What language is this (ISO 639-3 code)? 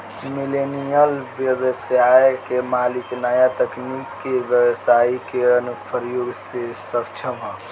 bho